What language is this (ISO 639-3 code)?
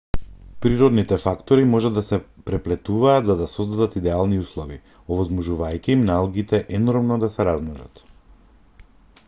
mkd